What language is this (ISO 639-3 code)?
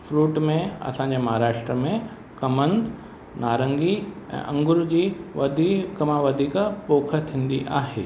snd